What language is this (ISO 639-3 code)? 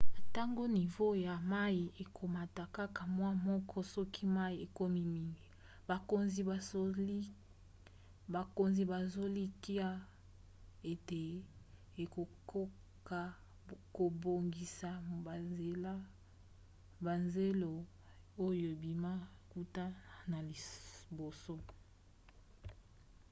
lin